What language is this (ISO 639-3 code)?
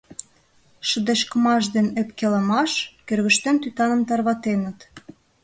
chm